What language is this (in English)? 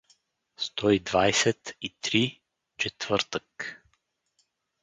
Bulgarian